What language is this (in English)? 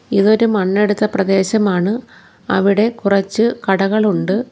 Malayalam